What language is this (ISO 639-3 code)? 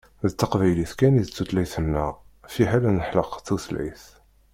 kab